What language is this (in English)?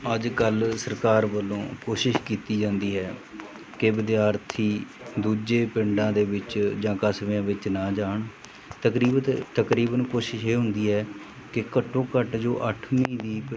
Punjabi